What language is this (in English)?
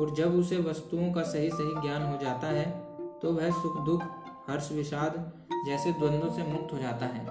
Hindi